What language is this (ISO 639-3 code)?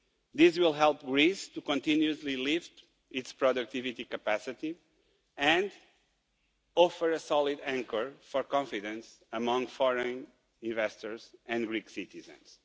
eng